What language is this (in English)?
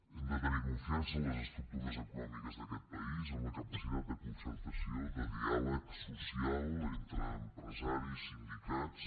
Catalan